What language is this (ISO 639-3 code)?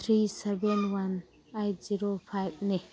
mni